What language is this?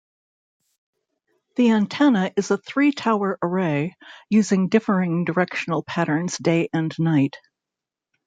English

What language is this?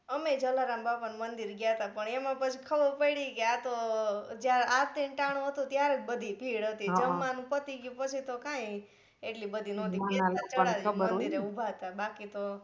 Gujarati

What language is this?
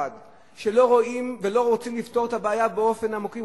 Hebrew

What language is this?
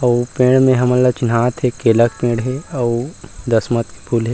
Chhattisgarhi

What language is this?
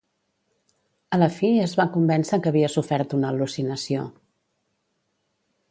Catalan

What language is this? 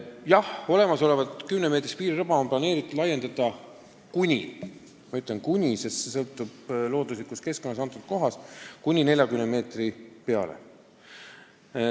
Estonian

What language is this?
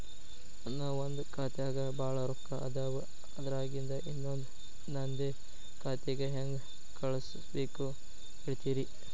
Kannada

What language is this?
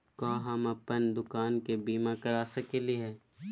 Magahi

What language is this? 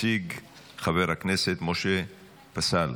Hebrew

